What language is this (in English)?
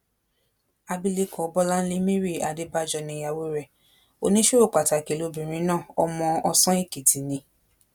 Yoruba